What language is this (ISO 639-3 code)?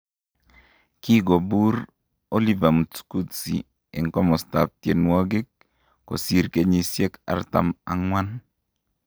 kln